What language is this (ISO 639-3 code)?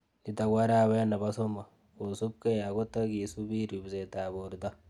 kln